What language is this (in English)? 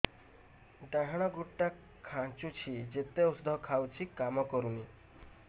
Odia